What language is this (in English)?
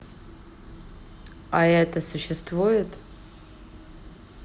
Russian